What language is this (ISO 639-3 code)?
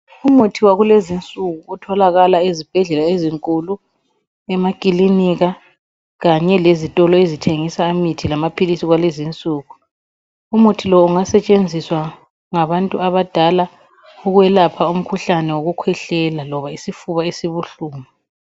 nde